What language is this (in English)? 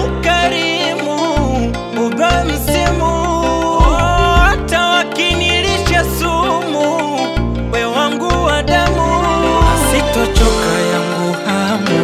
Arabic